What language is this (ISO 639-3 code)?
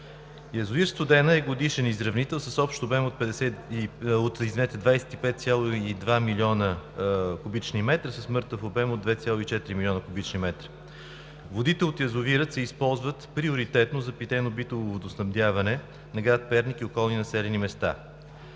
bul